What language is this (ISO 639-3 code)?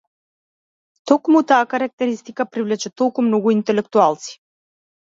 mkd